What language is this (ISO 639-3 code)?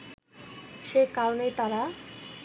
ben